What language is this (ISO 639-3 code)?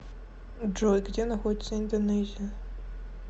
rus